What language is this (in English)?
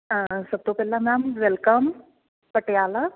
Punjabi